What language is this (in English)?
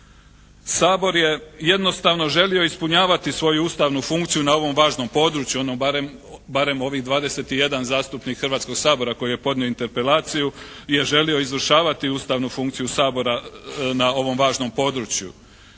Croatian